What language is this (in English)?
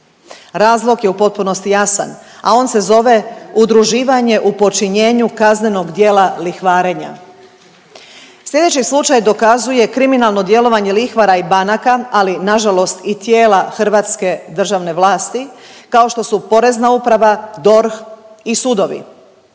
Croatian